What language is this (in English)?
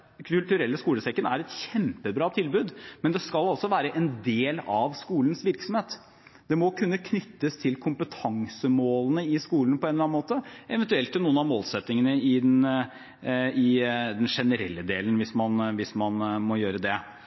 Norwegian Bokmål